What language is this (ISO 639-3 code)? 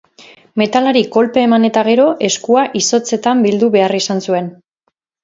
eus